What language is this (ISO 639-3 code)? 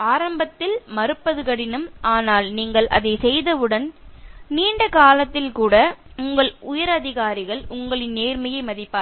tam